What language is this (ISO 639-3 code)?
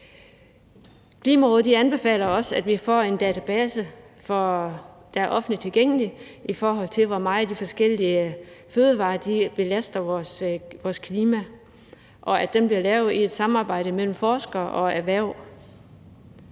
dan